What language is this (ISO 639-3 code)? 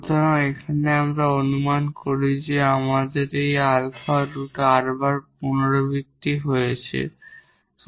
ben